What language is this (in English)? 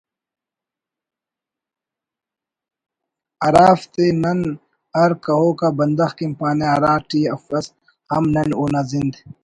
Brahui